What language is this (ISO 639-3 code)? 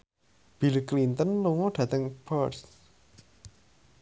jav